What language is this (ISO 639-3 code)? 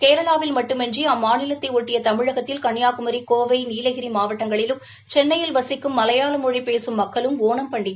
tam